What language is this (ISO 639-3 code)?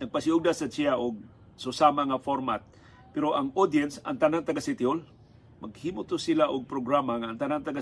fil